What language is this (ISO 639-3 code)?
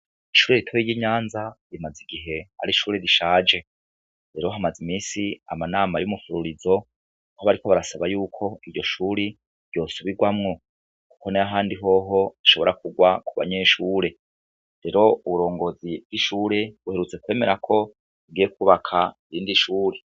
run